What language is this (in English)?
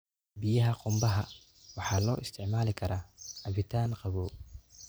Somali